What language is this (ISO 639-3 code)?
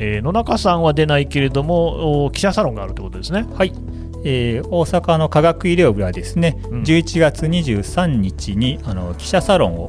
jpn